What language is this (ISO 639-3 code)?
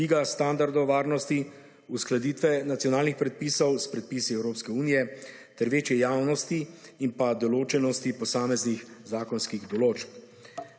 slv